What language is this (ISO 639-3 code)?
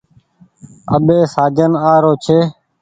gig